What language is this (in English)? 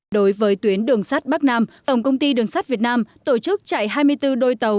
Vietnamese